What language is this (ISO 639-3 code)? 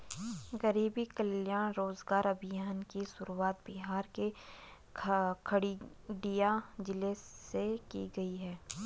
hin